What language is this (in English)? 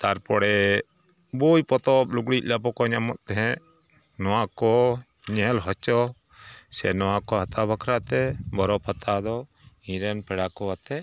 Santali